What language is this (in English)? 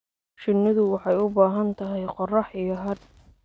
Somali